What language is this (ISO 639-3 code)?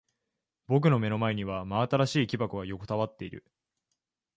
jpn